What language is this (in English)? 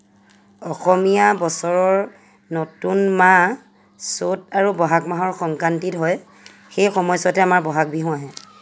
Assamese